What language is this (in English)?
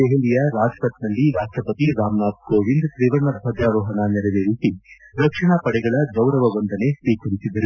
Kannada